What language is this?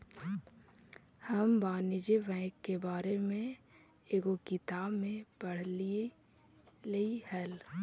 Magahi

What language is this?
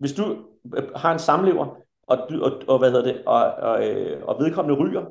Danish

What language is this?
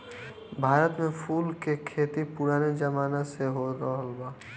Bhojpuri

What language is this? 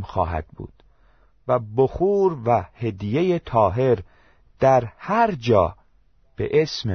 Persian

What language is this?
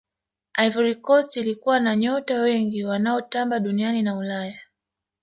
Swahili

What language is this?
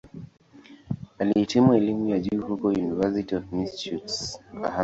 Swahili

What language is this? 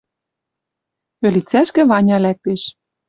Western Mari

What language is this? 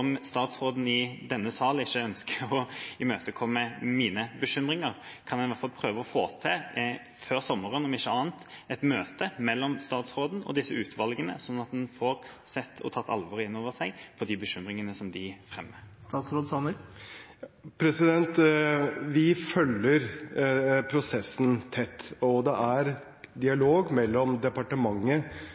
Norwegian Bokmål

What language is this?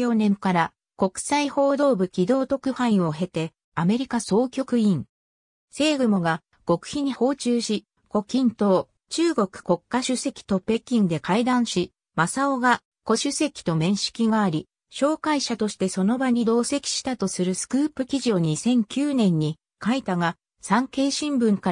Japanese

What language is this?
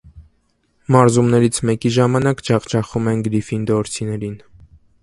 Armenian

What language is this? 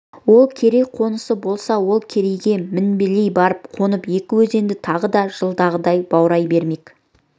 Kazakh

